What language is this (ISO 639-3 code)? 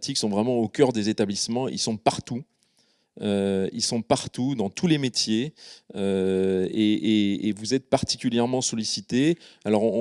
fra